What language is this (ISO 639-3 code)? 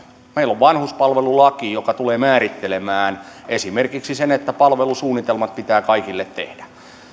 fin